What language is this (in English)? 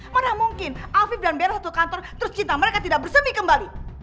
Indonesian